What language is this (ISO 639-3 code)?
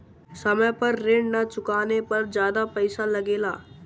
bho